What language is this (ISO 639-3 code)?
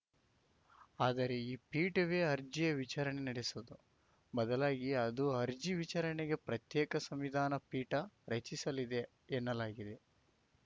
kan